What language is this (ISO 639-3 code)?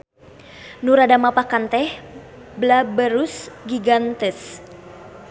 sun